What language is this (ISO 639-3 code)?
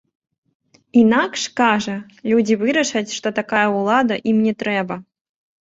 bel